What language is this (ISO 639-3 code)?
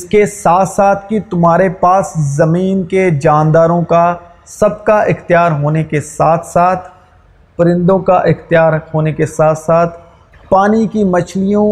urd